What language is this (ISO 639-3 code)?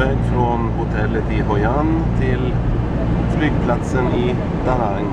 swe